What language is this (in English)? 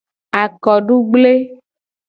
Gen